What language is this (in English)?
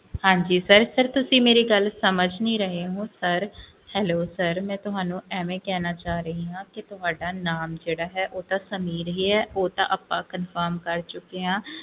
Punjabi